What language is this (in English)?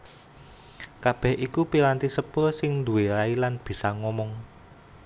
Javanese